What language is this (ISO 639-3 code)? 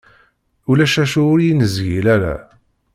kab